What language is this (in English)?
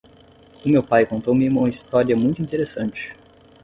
Portuguese